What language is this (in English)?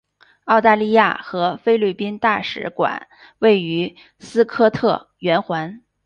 Chinese